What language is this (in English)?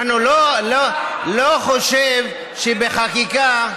Hebrew